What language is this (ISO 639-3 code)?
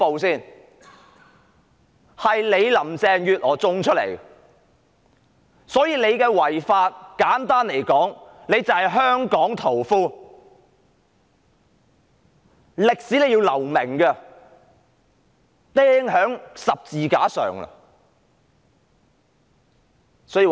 yue